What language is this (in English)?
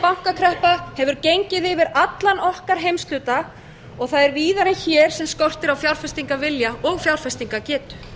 Icelandic